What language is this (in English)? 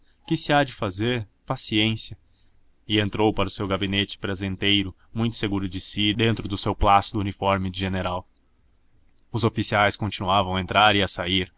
Portuguese